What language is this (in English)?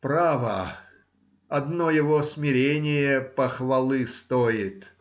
Russian